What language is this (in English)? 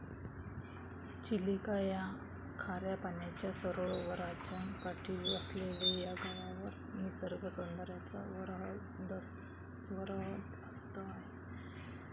Marathi